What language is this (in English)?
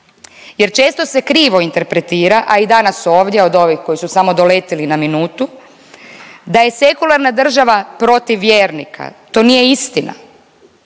Croatian